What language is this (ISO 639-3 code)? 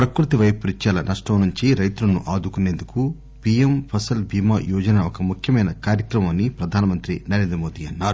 tel